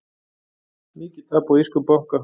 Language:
Icelandic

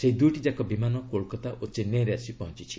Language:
Odia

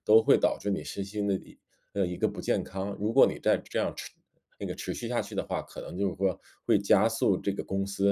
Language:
Chinese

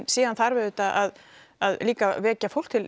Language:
Icelandic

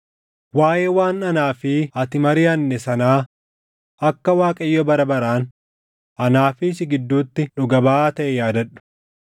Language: Oromo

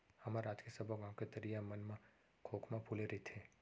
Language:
Chhattisgarhi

